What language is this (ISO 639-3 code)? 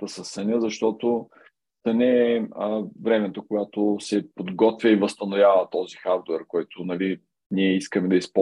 bul